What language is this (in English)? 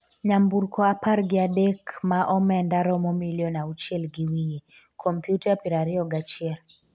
Luo (Kenya and Tanzania)